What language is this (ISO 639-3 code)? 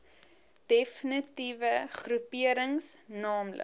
afr